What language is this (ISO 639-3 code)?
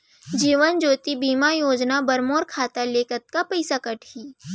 hne